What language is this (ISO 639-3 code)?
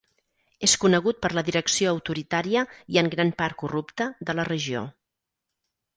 cat